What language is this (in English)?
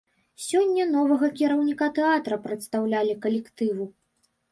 Belarusian